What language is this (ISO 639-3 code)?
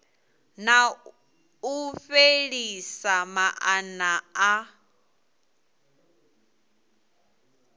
ven